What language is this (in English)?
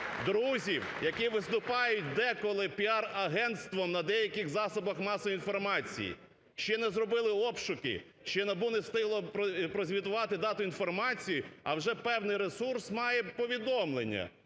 Ukrainian